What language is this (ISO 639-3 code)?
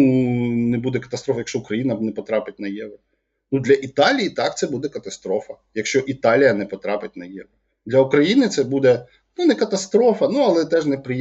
ukr